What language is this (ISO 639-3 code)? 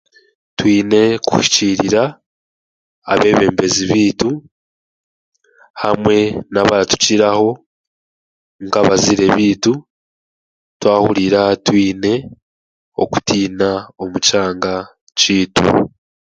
cgg